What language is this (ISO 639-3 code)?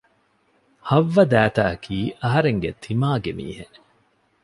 div